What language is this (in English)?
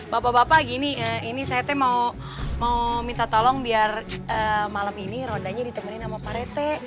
Indonesian